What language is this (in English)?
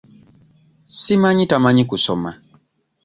Ganda